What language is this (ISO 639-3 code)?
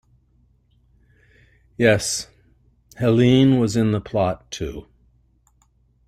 eng